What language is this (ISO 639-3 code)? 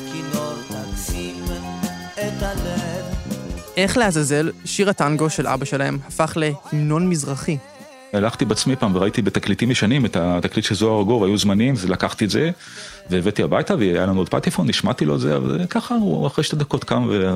heb